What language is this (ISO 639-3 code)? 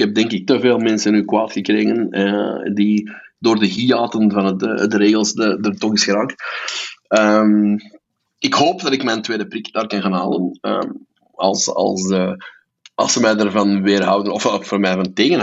nld